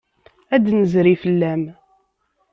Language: Kabyle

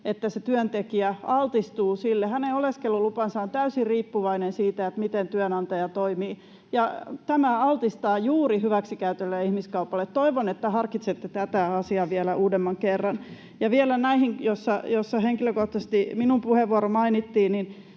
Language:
Finnish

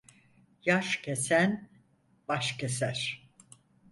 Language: Turkish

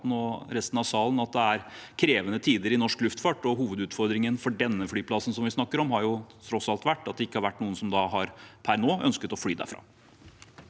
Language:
Norwegian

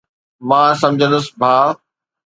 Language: Sindhi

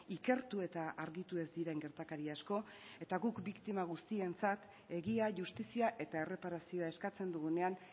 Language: Basque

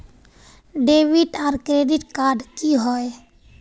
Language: Magahi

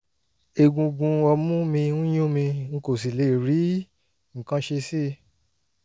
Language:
Yoruba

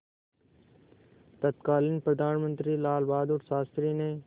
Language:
Hindi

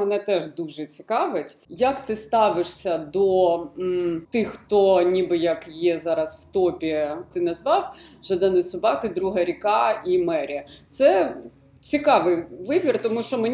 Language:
Ukrainian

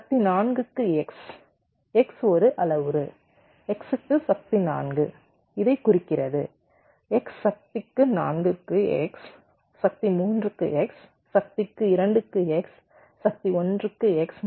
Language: Tamil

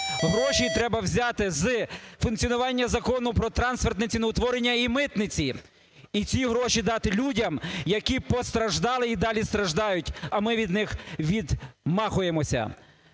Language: Ukrainian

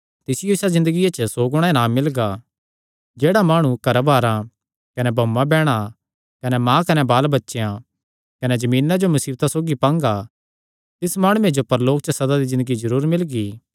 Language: Kangri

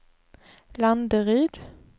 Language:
Swedish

